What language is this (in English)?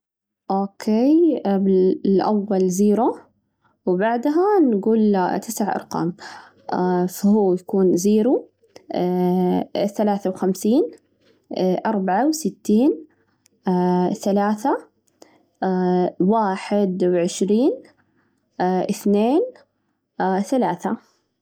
Najdi Arabic